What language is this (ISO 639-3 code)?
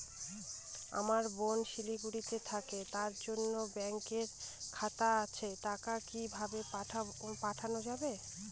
ben